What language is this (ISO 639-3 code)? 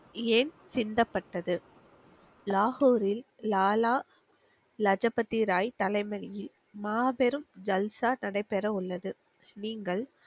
tam